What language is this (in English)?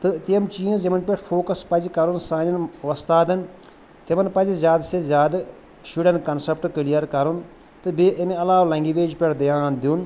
Kashmiri